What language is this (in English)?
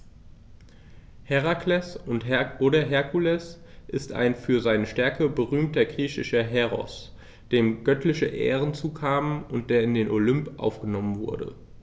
German